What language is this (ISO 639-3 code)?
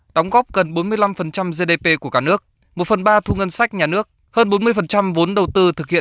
vie